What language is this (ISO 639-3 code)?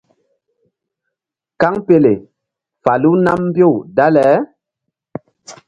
mdd